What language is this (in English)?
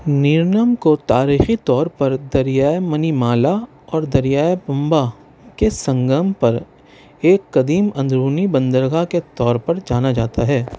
Urdu